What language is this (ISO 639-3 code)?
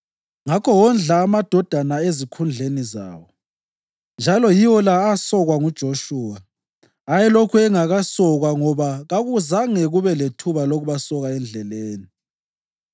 nde